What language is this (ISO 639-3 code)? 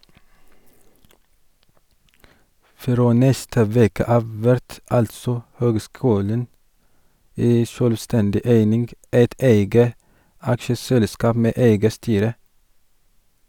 nor